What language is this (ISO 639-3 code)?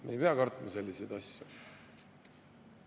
est